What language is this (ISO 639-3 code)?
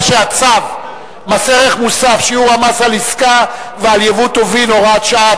heb